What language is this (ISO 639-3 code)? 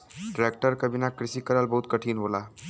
bho